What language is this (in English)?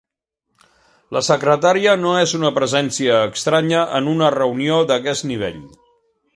Catalan